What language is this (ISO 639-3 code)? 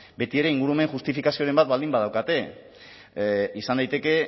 eus